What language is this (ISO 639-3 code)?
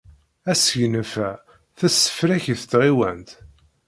kab